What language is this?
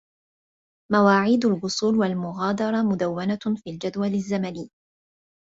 Arabic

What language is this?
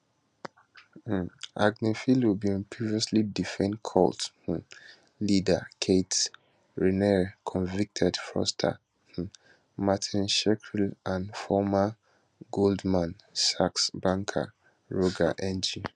Nigerian Pidgin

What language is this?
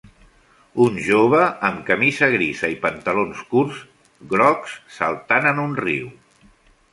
Catalan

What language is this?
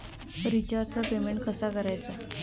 Marathi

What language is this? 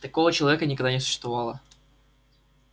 Russian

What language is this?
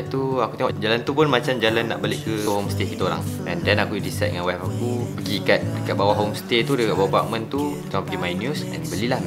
Malay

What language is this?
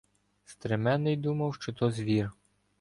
Ukrainian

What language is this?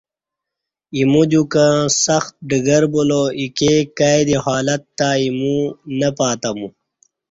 Kati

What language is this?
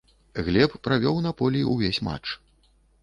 Belarusian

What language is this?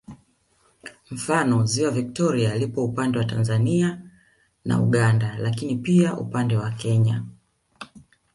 Swahili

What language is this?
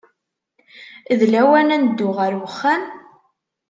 Kabyle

